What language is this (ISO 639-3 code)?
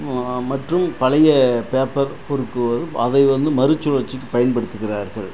tam